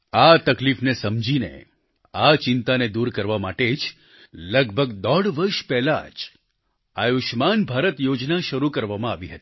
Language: Gujarati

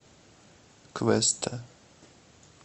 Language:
Russian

